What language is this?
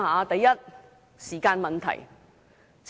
Cantonese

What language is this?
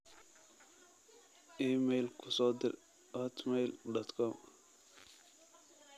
Somali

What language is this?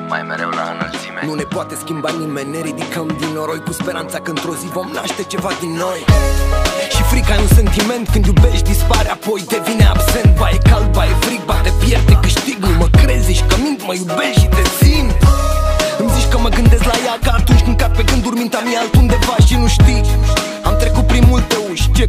Romanian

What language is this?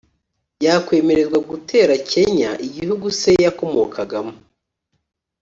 Kinyarwanda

